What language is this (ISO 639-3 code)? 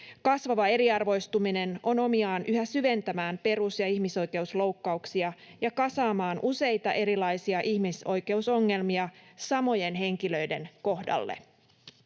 fin